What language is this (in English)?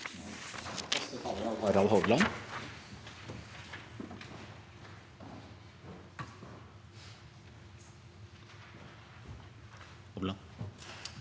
Norwegian